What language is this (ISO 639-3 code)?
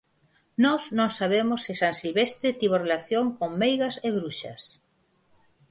glg